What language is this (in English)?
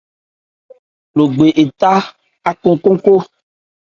Ebrié